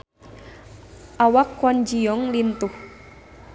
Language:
Sundanese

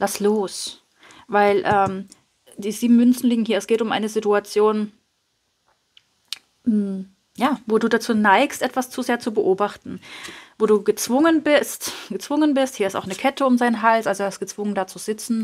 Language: German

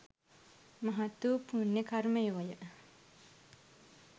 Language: Sinhala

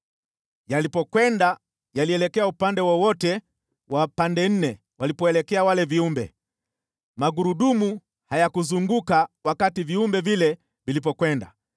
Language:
Swahili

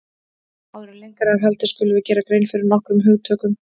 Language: Icelandic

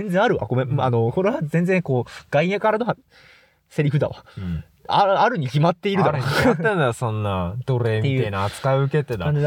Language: Japanese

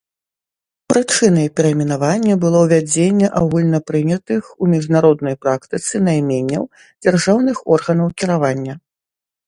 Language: Belarusian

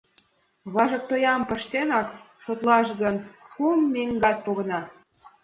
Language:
Mari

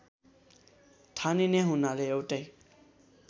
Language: Nepali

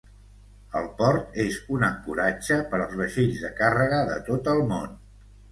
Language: Catalan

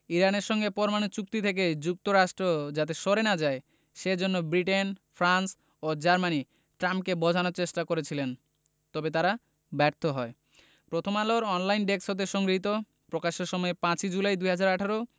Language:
Bangla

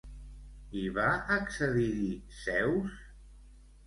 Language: Catalan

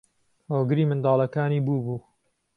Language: Central Kurdish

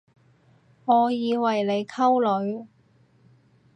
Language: Cantonese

